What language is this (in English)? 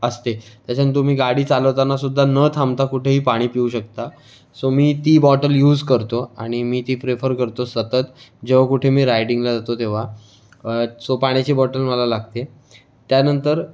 Marathi